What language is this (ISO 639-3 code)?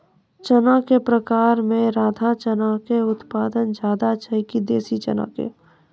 mai